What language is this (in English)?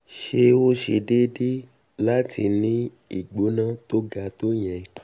Yoruba